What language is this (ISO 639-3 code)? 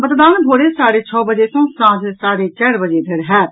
mai